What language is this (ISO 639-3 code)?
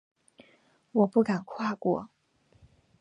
zho